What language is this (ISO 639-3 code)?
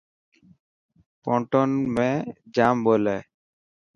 mki